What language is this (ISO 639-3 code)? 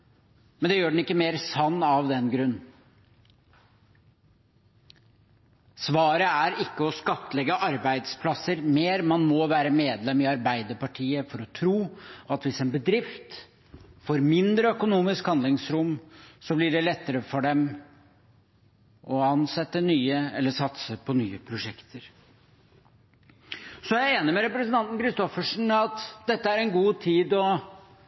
nob